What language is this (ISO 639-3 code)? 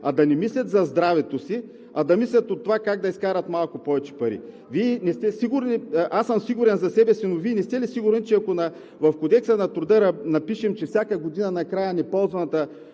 bul